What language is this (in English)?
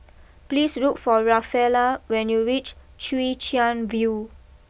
English